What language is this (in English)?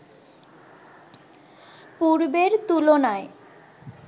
Bangla